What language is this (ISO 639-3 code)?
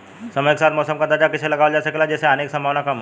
bho